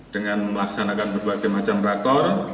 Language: Indonesian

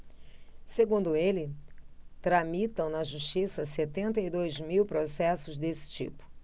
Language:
Portuguese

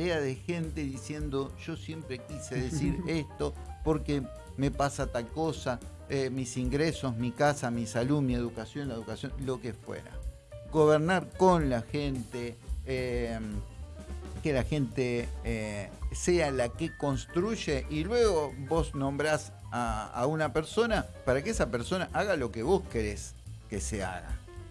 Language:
Spanish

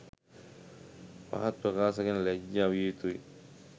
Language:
Sinhala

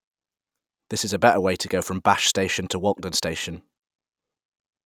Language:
English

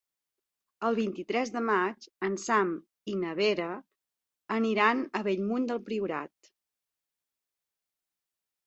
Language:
Catalan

